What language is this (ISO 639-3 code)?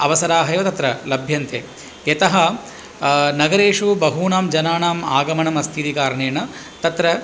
san